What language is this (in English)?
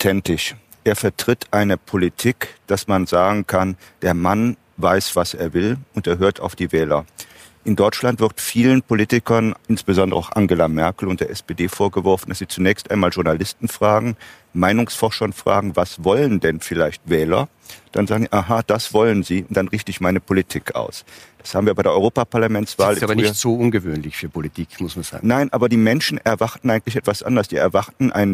German